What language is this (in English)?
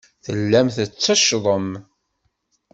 Kabyle